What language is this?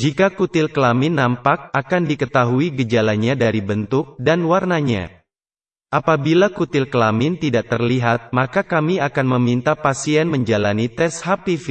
Indonesian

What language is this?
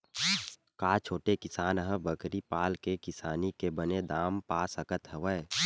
Chhattisgarhi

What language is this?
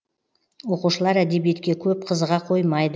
Kazakh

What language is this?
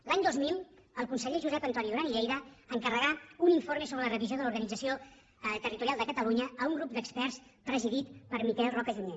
Catalan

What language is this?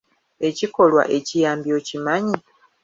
Ganda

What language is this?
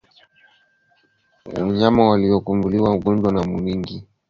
Swahili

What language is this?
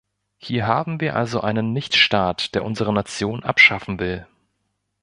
German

